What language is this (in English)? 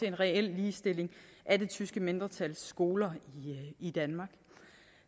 Danish